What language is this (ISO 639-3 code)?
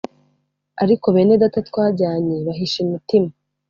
kin